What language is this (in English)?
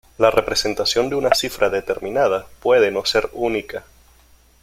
Spanish